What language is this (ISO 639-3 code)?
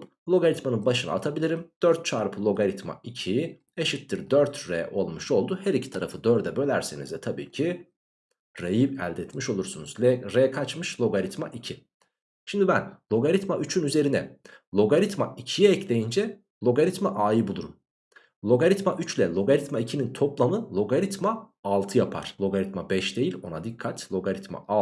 tur